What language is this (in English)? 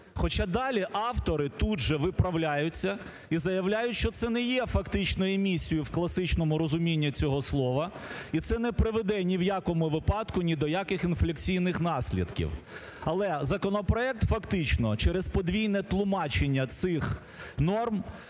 Ukrainian